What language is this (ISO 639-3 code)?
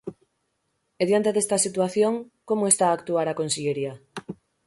glg